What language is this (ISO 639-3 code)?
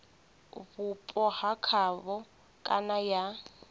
ven